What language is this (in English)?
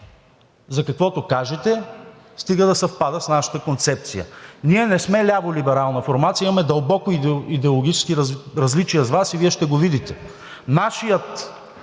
Bulgarian